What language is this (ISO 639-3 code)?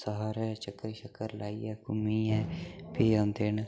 doi